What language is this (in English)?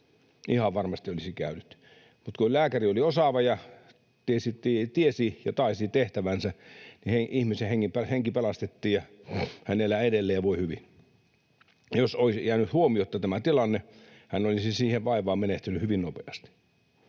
Finnish